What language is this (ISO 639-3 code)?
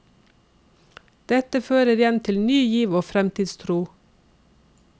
nor